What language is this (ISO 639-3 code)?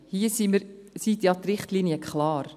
gsw